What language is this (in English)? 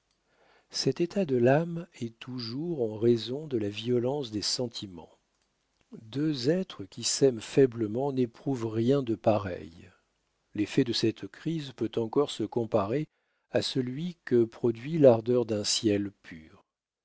French